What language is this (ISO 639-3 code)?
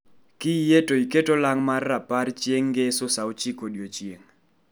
luo